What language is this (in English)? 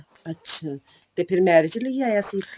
Punjabi